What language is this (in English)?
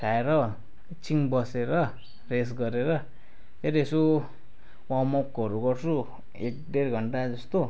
Nepali